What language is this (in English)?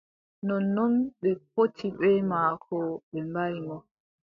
Adamawa Fulfulde